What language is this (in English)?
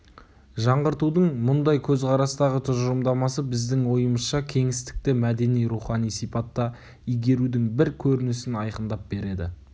Kazakh